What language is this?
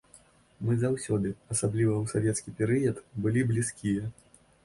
Belarusian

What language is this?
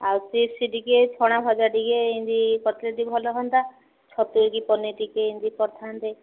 Odia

